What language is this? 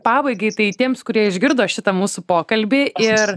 Lithuanian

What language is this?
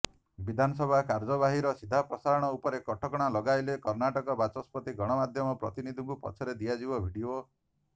Odia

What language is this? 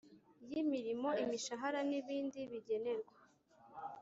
Kinyarwanda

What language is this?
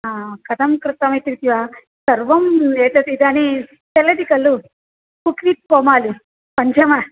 Sanskrit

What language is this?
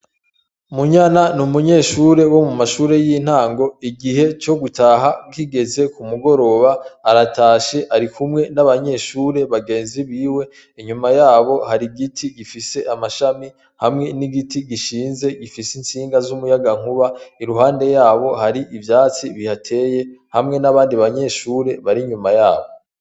Rundi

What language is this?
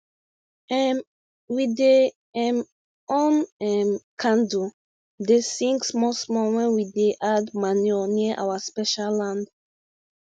Nigerian Pidgin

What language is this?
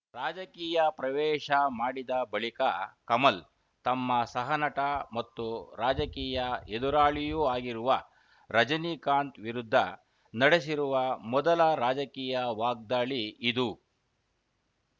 Kannada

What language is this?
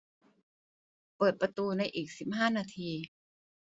Thai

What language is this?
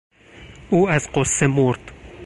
Persian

